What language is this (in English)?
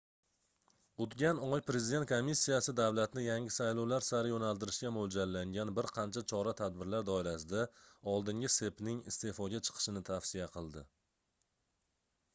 Uzbek